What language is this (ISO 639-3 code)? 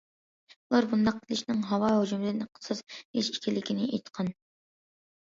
uig